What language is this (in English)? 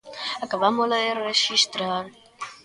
Galician